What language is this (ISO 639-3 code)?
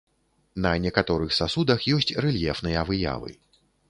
bel